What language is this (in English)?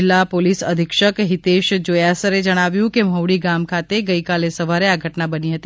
Gujarati